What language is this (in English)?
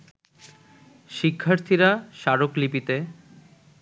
Bangla